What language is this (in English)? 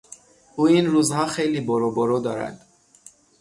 Persian